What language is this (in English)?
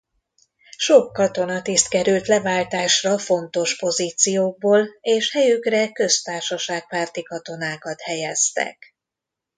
Hungarian